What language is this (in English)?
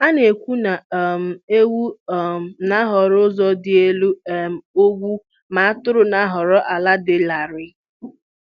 Igbo